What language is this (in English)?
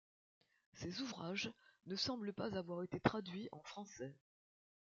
French